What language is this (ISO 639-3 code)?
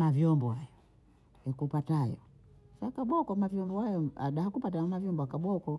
bou